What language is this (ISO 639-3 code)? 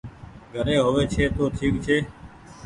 gig